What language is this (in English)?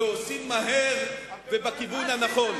Hebrew